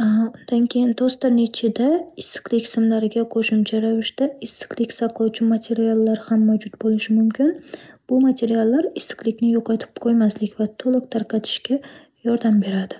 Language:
Uzbek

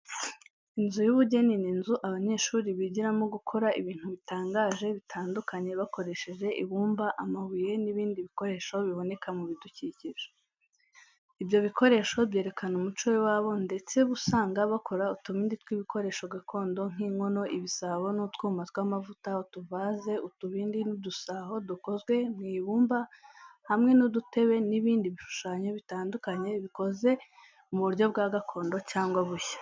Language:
Kinyarwanda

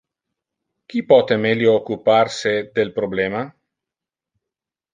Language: Interlingua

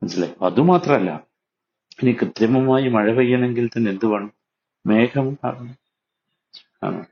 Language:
Malayalam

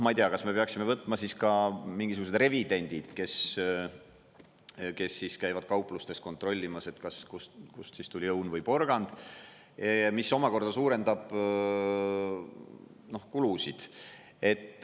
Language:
Estonian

